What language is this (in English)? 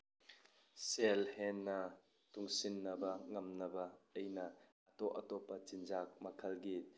Manipuri